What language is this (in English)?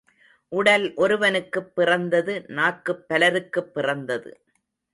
Tamil